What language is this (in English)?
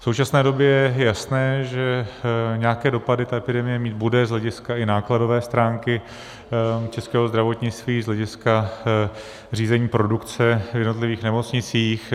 Czech